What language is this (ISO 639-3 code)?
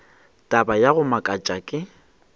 nso